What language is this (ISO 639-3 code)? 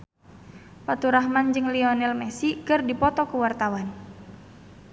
sun